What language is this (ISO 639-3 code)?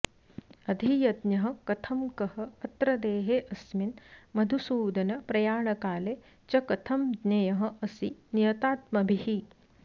san